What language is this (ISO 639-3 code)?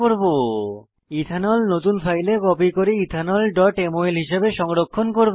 ben